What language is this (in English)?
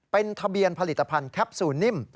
Thai